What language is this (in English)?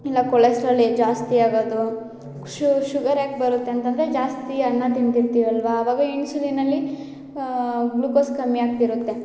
Kannada